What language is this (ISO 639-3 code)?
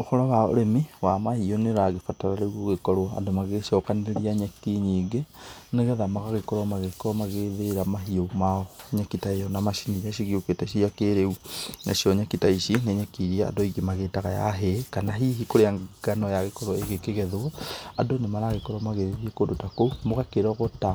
kik